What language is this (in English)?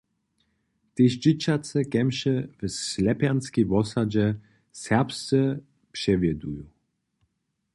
Upper Sorbian